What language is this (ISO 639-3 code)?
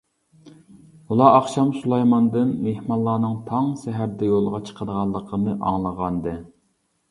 uig